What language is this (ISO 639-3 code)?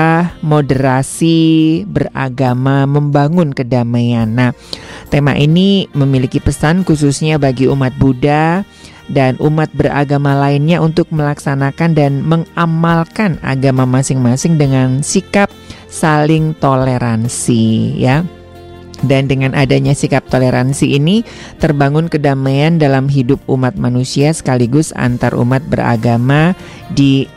ind